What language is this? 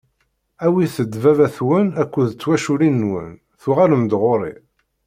Kabyle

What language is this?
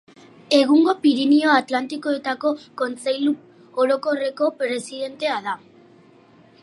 Basque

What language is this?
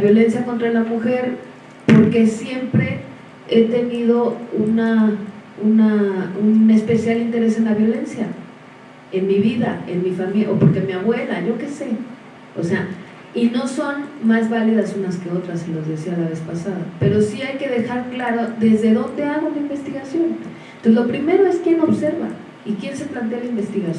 Spanish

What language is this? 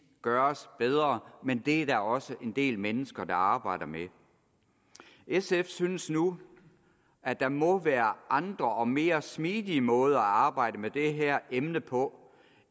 Danish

